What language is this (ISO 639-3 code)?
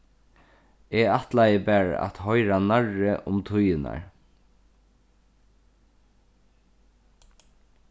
fao